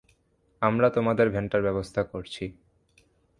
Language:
Bangla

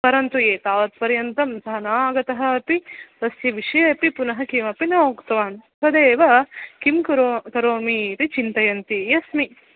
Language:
Sanskrit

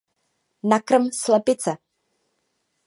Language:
Czech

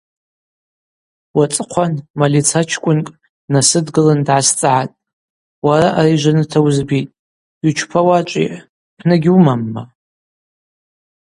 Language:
Abaza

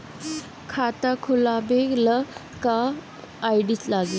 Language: Bhojpuri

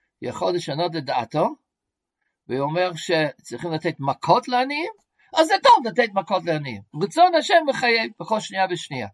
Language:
Hebrew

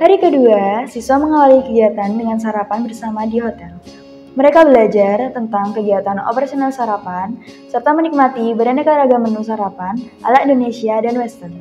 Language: Indonesian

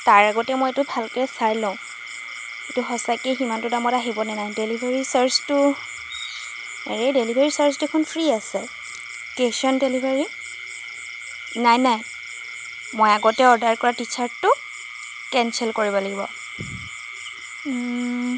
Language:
Assamese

